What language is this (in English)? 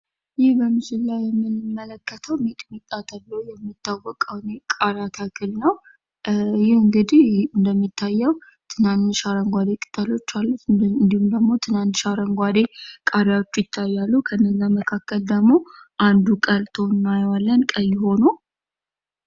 Amharic